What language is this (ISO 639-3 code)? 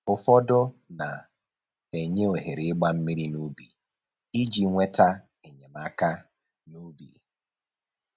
ibo